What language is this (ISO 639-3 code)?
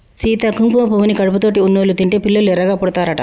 tel